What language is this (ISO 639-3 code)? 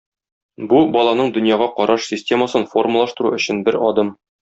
tat